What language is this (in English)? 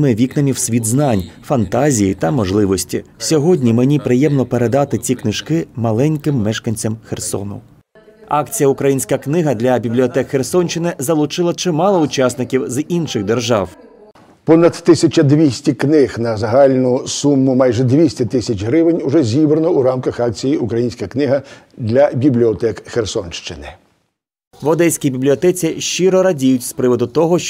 Ukrainian